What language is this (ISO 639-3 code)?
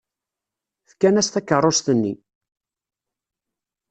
kab